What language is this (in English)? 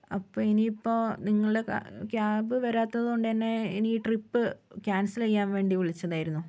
Malayalam